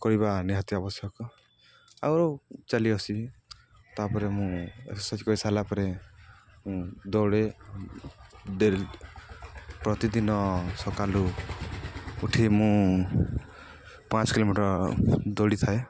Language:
Odia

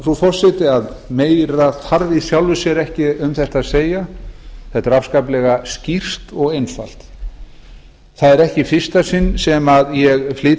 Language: Icelandic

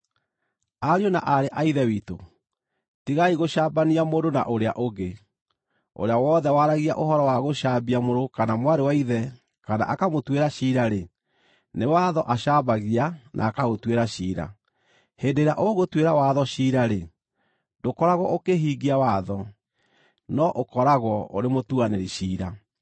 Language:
Kikuyu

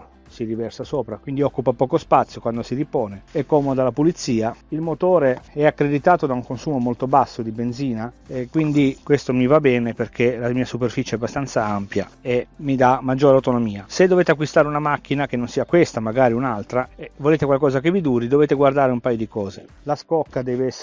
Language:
Italian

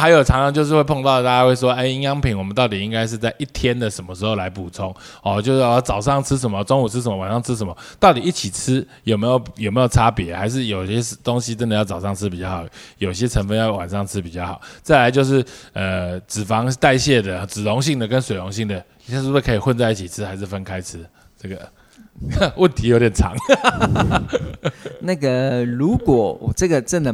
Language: Chinese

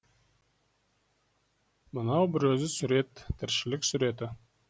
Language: Kazakh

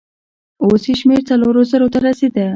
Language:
Pashto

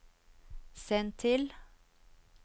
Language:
Norwegian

